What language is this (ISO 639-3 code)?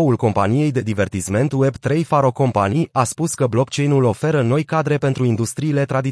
ron